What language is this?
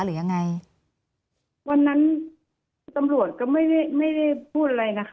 Thai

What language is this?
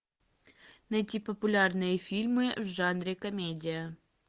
Russian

